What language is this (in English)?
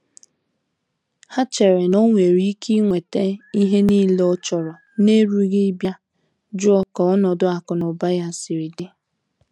Igbo